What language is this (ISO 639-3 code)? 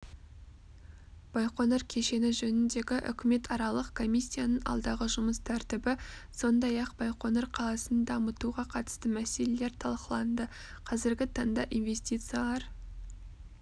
kaz